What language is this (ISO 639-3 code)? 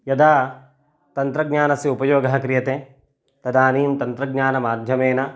san